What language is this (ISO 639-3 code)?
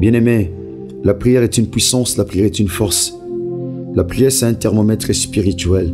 fra